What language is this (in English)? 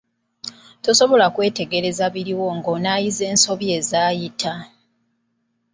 Ganda